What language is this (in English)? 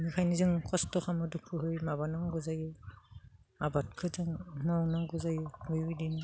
Bodo